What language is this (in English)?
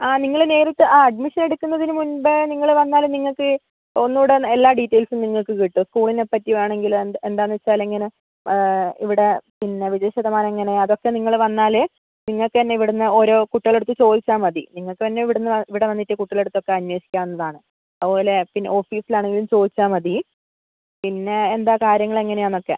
Malayalam